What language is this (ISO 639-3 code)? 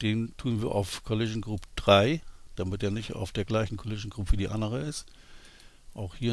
deu